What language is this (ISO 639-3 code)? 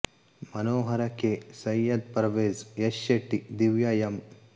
kan